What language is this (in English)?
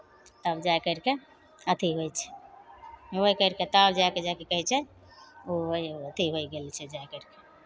Maithili